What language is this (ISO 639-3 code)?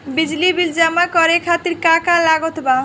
bho